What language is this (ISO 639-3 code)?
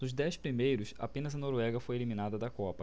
por